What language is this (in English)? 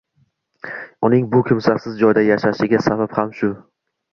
Uzbek